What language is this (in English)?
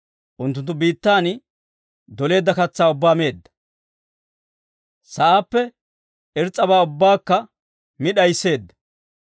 Dawro